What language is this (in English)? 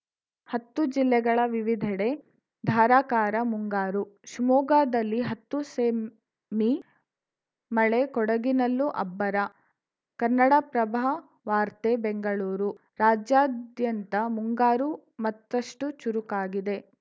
Kannada